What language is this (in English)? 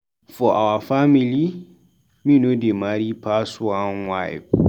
Nigerian Pidgin